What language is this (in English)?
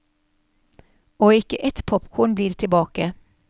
Norwegian